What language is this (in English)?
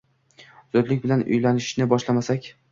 Uzbek